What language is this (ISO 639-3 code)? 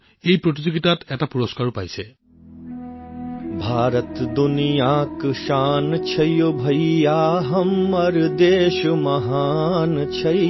asm